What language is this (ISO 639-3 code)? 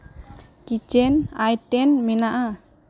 sat